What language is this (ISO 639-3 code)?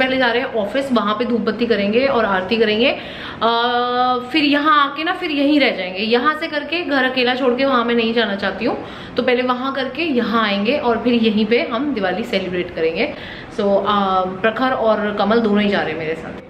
hin